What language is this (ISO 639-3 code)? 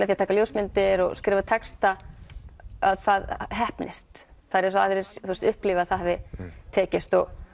isl